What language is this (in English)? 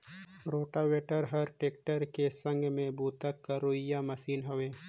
Chhattisgarhi